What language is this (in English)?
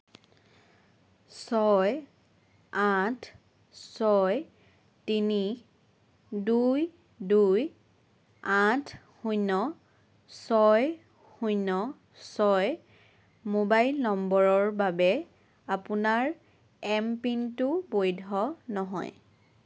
Assamese